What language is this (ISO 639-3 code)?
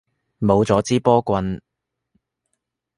yue